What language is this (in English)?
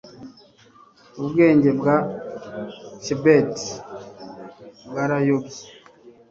Kinyarwanda